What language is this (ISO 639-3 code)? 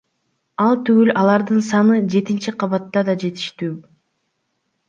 kir